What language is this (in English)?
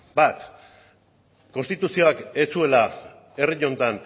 Basque